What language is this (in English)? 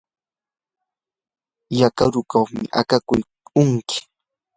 Yanahuanca Pasco Quechua